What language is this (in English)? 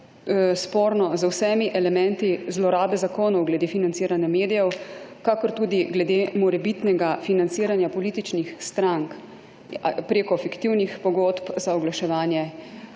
Slovenian